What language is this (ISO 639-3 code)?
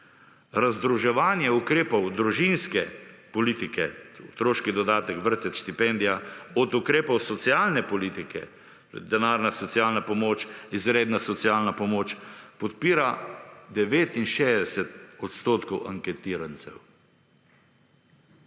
slv